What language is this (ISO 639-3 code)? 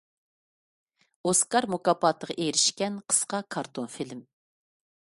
uig